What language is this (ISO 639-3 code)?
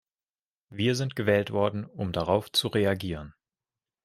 deu